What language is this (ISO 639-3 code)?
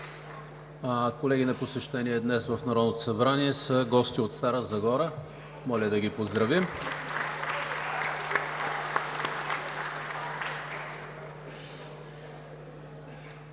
bul